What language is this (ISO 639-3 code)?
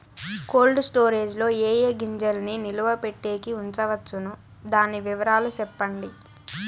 tel